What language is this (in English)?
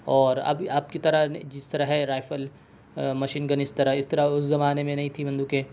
Urdu